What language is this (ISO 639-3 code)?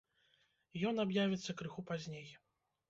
bel